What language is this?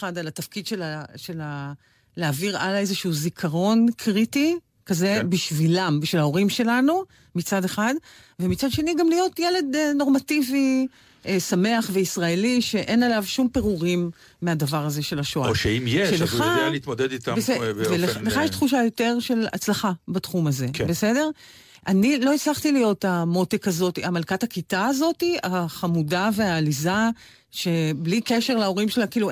Hebrew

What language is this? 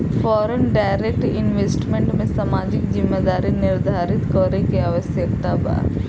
Bhojpuri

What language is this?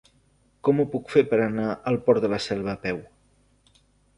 Catalan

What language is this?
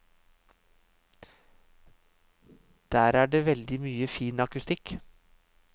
Norwegian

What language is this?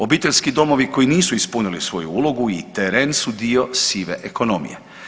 Croatian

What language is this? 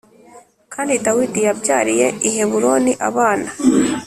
Kinyarwanda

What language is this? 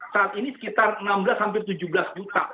Indonesian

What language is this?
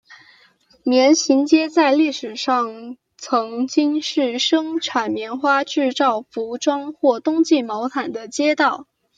Chinese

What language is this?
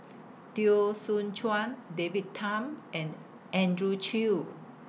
English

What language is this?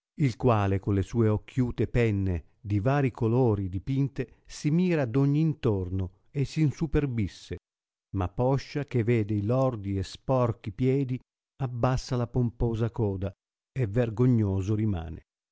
Italian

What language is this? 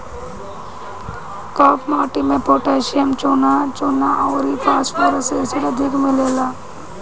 Bhojpuri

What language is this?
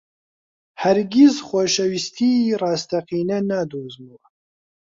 Central Kurdish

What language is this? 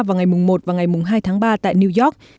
Vietnamese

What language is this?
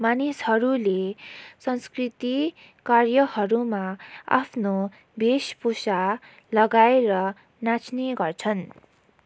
Nepali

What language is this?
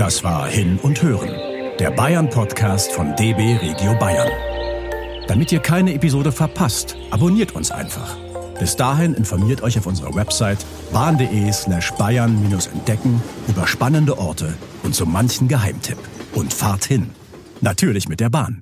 German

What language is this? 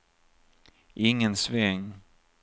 Swedish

